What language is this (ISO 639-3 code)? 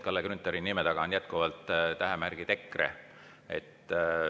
est